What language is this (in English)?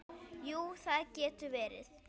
Icelandic